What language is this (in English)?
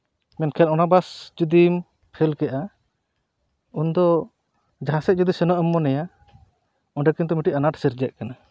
Santali